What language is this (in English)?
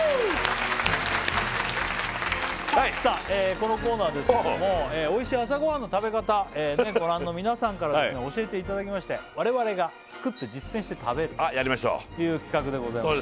Japanese